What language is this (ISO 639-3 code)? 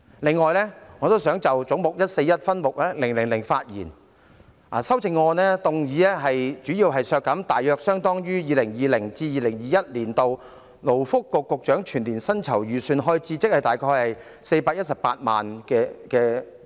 yue